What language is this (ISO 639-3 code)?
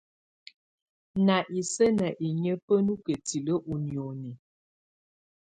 tvu